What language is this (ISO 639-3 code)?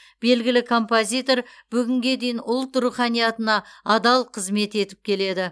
kaz